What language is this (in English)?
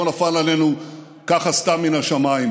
Hebrew